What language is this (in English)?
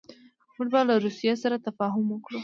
Pashto